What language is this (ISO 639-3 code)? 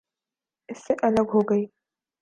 urd